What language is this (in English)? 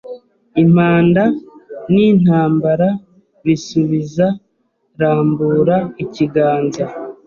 Kinyarwanda